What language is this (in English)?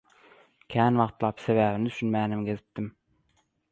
Turkmen